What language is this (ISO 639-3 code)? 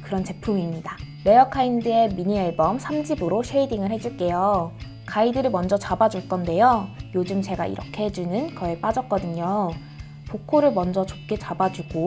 kor